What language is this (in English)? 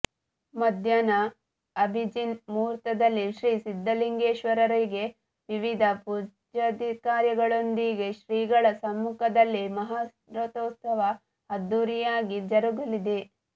Kannada